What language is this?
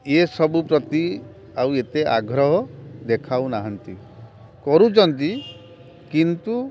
Odia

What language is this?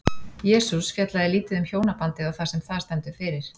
Icelandic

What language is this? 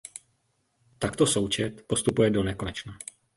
Czech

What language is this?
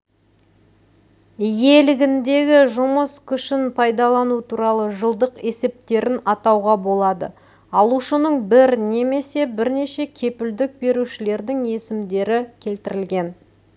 Kazakh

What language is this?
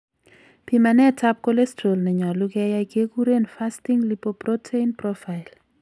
Kalenjin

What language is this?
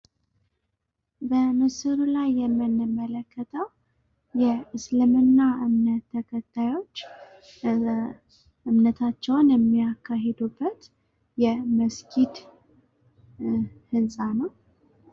Amharic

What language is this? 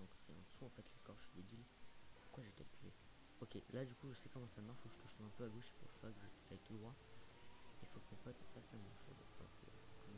French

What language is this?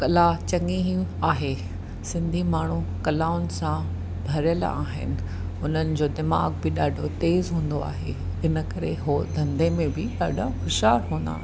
Sindhi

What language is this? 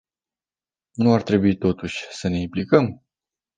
Romanian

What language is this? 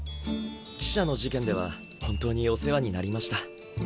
Japanese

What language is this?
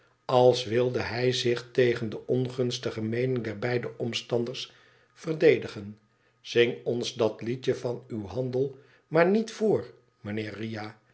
Dutch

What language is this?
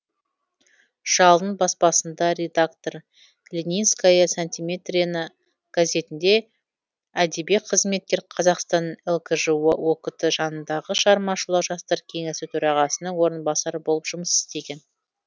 Kazakh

